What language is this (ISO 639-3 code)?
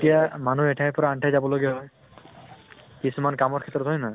asm